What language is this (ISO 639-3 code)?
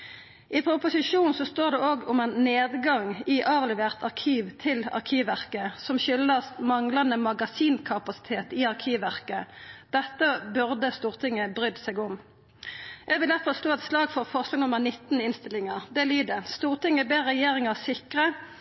nno